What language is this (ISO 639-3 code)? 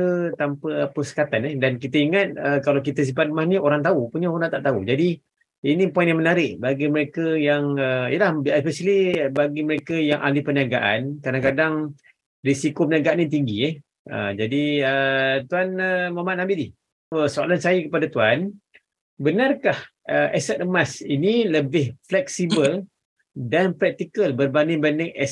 msa